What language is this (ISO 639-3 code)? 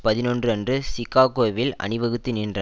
tam